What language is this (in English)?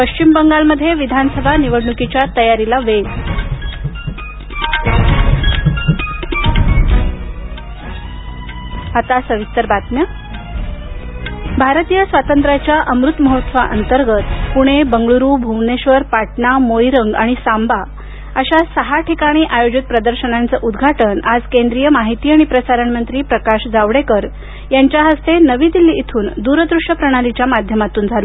Marathi